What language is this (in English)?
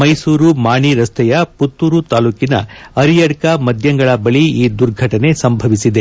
Kannada